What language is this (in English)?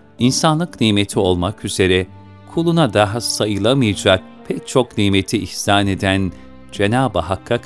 Turkish